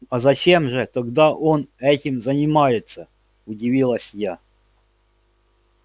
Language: Russian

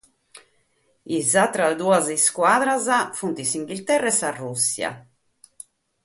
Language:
Sardinian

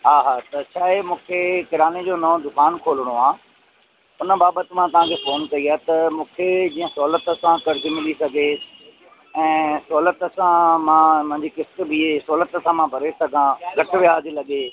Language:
Sindhi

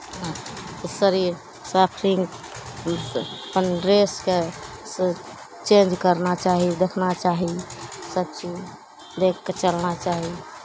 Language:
Maithili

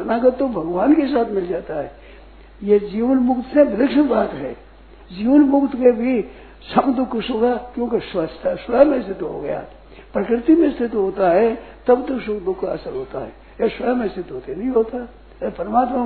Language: Hindi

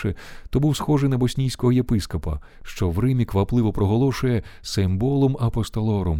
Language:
Ukrainian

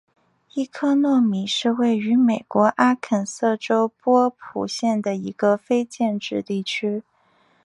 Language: Chinese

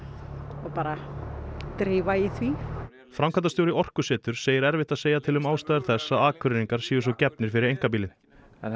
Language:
Icelandic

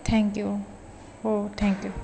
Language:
Marathi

